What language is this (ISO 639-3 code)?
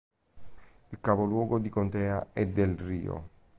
ita